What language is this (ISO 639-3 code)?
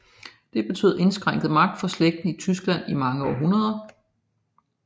dan